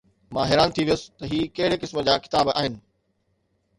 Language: Sindhi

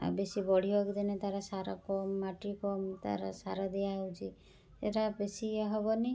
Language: Odia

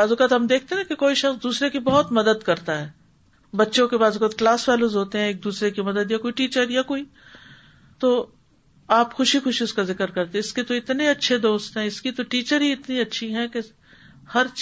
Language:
Urdu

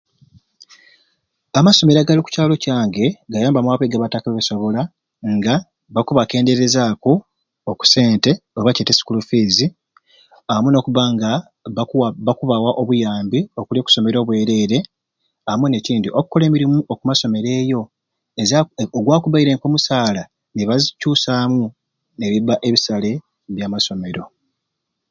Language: Ruuli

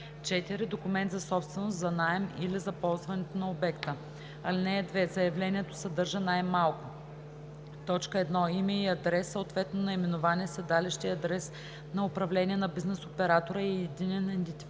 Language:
Bulgarian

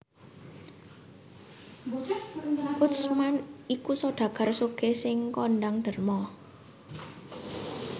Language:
Javanese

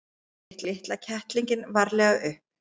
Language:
Icelandic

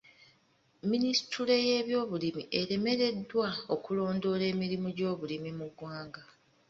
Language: Ganda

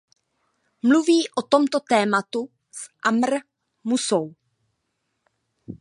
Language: Czech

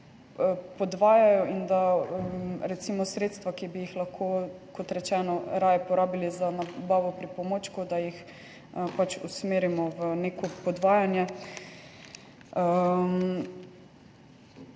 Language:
Slovenian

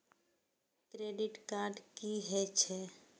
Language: Maithili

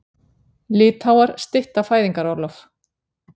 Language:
Icelandic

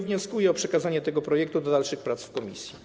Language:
Polish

